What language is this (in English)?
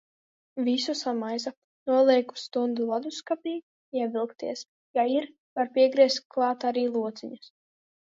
Latvian